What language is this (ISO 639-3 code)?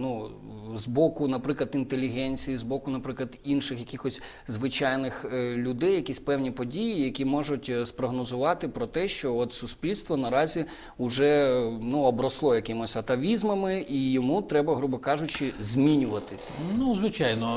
ukr